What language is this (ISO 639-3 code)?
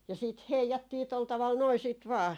fin